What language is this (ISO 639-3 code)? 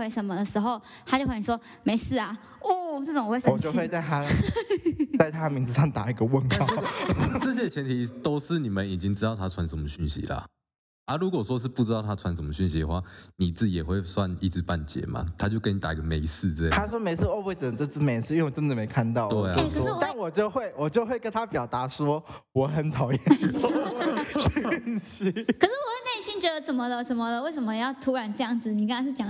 zho